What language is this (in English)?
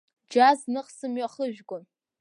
Abkhazian